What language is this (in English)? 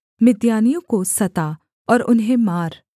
Hindi